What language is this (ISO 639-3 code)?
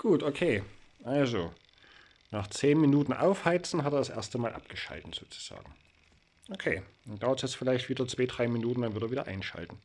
deu